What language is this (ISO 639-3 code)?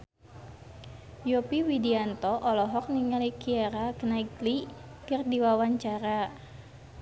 sun